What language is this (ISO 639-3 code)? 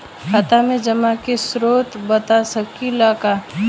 bho